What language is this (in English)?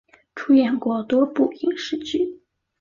Chinese